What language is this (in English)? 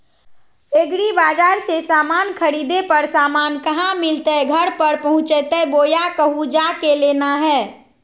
Magahi